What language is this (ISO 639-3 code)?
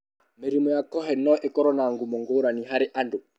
kik